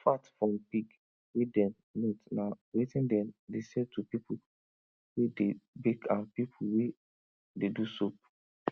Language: Nigerian Pidgin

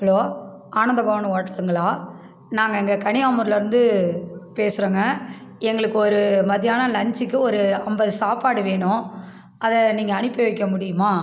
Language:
Tamil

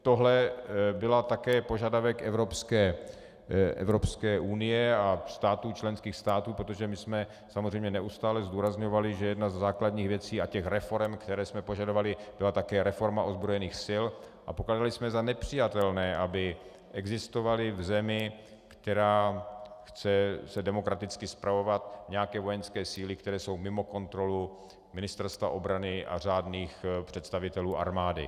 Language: Czech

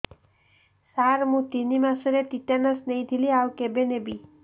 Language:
Odia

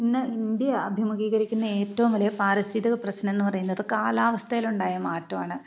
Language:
Malayalam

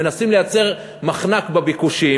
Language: Hebrew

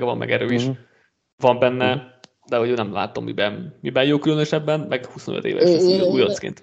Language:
Hungarian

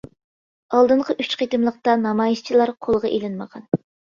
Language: Uyghur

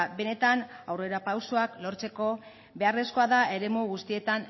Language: Basque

